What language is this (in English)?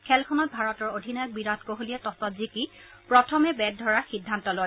Assamese